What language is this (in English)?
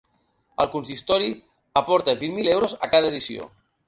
Catalan